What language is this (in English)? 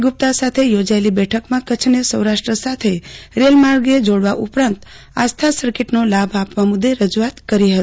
Gujarati